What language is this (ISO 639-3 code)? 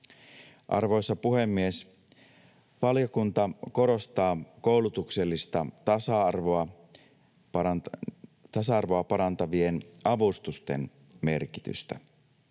fin